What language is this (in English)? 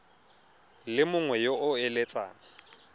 Tswana